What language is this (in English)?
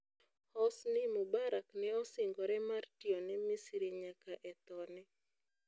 Luo (Kenya and Tanzania)